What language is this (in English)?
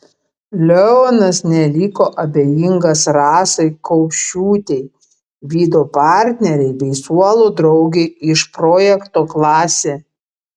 Lithuanian